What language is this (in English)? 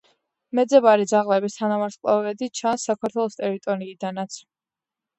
Georgian